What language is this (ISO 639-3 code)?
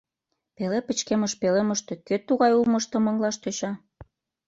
chm